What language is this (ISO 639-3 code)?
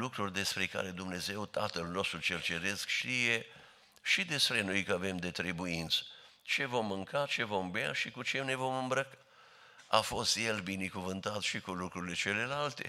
ron